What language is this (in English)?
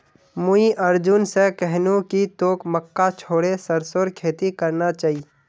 Magahi